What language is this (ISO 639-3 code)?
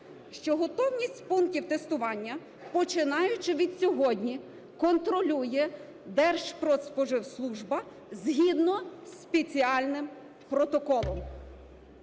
ukr